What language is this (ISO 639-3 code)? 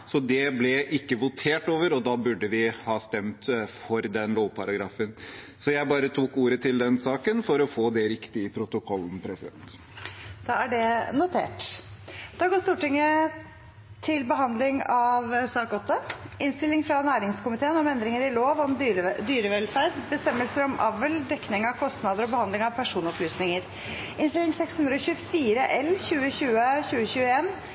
nob